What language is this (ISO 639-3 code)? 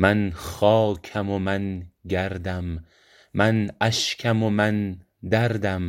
fas